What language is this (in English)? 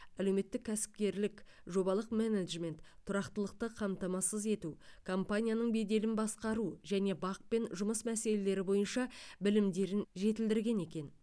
Kazakh